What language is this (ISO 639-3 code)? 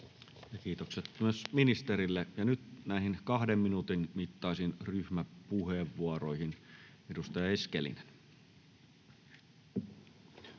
fin